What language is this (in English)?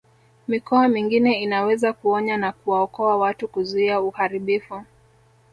Swahili